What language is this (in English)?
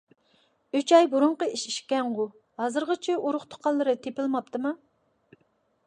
Uyghur